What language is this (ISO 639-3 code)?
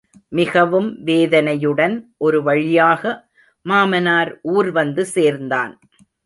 tam